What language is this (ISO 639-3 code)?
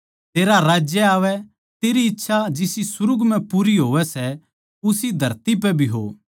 bgc